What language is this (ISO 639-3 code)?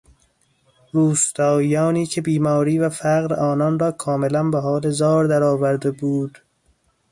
fas